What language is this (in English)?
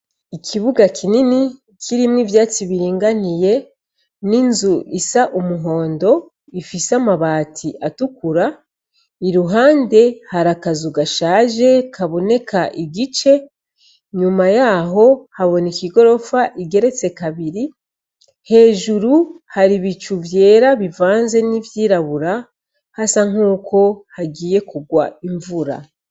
Rundi